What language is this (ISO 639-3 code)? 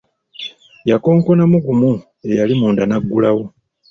lug